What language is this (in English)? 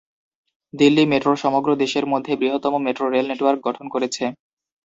Bangla